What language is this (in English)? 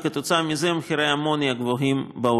Hebrew